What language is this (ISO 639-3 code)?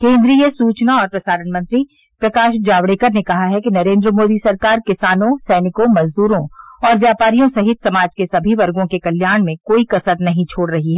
hin